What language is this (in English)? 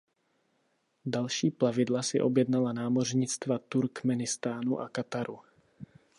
Czech